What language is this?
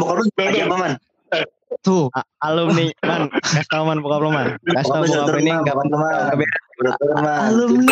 Indonesian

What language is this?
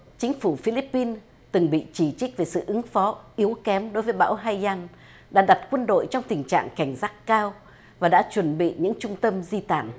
Vietnamese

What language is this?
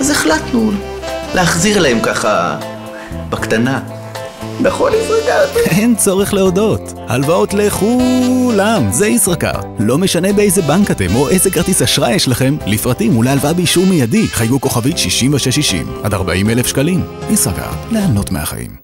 Hebrew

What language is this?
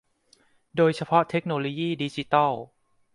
Thai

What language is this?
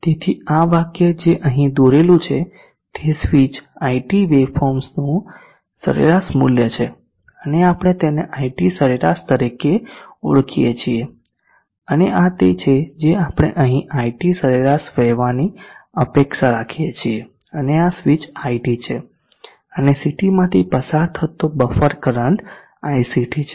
Gujarati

